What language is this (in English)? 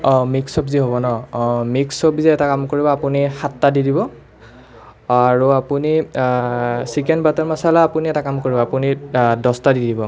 Assamese